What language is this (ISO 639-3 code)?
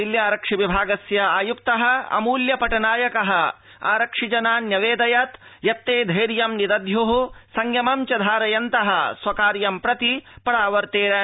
san